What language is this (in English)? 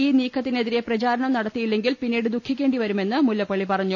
Malayalam